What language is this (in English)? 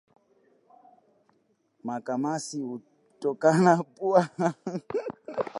Swahili